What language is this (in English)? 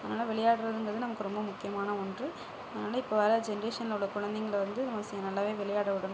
Tamil